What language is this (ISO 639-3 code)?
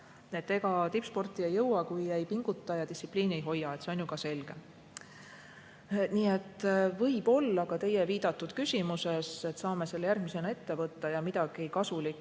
est